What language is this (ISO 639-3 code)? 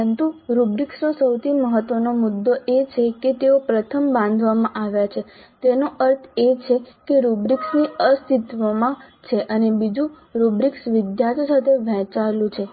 guj